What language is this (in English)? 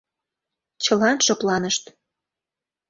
Mari